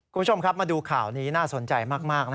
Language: Thai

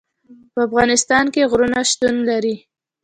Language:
Pashto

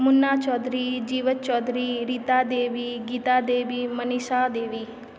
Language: Maithili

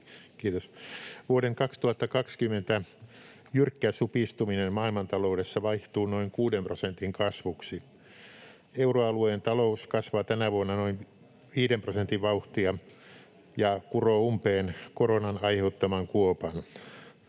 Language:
Finnish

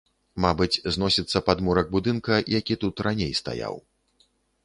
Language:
Belarusian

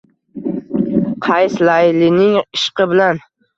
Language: Uzbek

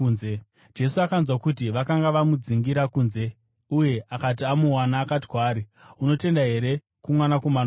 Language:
Shona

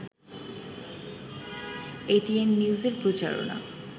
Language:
Bangla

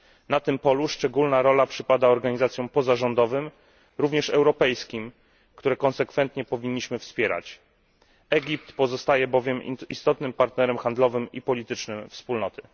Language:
Polish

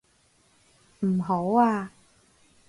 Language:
Cantonese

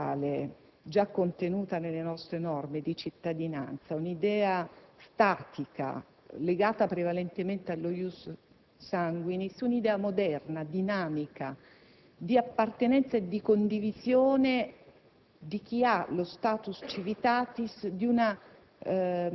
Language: Italian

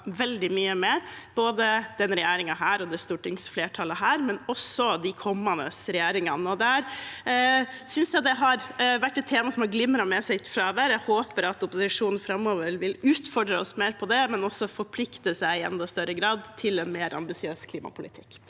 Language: Norwegian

